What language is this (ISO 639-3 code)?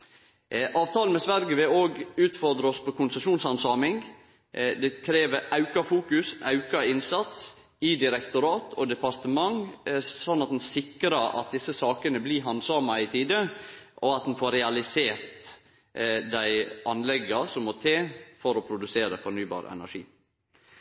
nno